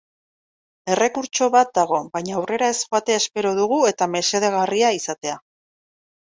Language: Basque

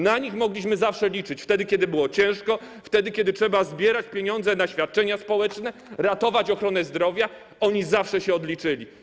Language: Polish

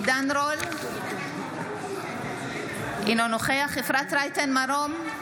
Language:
Hebrew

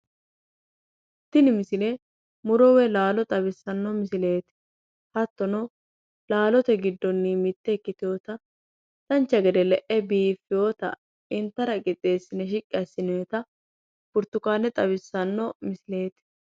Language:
Sidamo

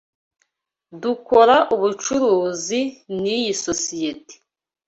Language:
Kinyarwanda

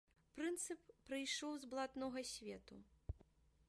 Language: Belarusian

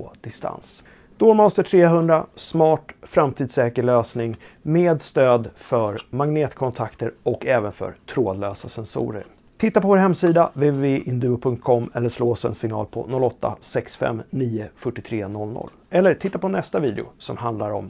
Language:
Swedish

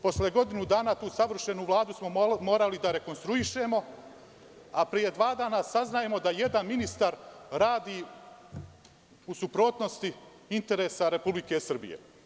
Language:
Serbian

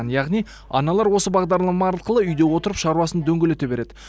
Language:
Kazakh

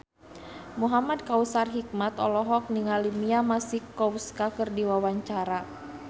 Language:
Sundanese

